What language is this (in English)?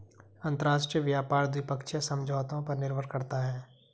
Hindi